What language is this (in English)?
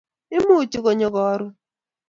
Kalenjin